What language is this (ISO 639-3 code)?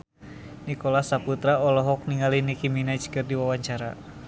sun